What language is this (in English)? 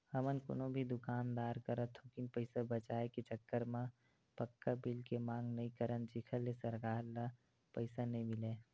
Chhattisgarhi